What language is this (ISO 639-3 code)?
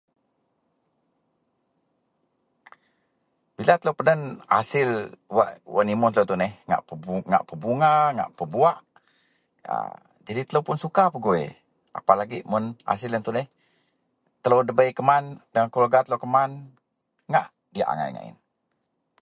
mel